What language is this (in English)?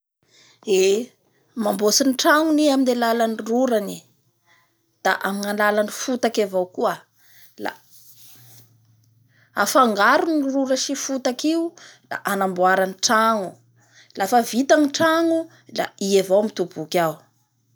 Bara Malagasy